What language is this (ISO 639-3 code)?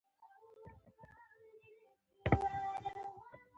pus